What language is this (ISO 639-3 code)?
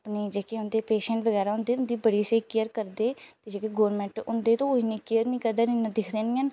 doi